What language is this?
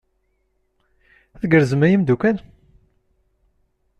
Kabyle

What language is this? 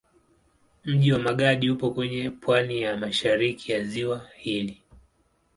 Swahili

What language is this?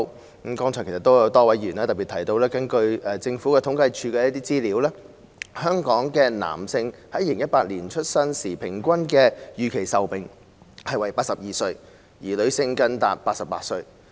Cantonese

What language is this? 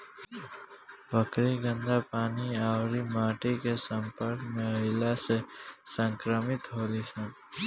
Bhojpuri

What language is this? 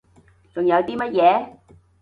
Cantonese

